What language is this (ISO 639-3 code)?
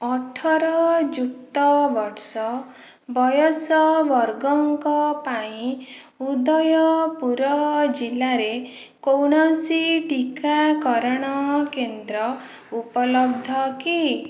ori